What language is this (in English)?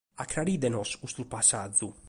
Sardinian